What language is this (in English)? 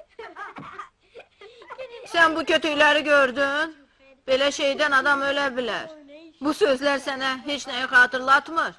Turkish